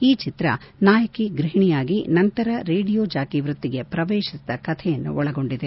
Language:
Kannada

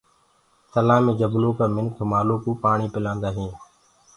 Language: Gurgula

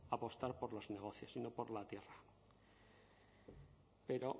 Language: Spanish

